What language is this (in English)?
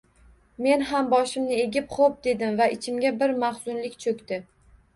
Uzbek